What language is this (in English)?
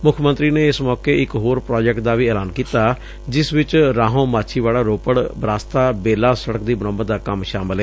Punjabi